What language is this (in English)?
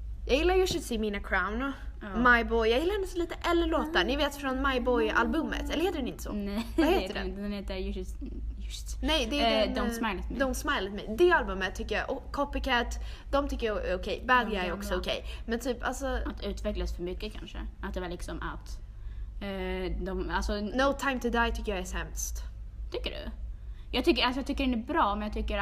Swedish